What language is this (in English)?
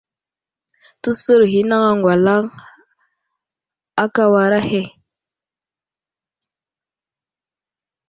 Wuzlam